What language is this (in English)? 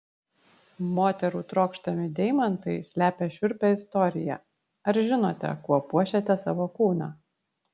Lithuanian